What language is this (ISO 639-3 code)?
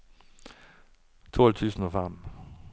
nor